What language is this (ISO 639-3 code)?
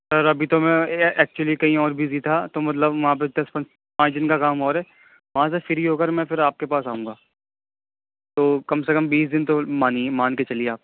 urd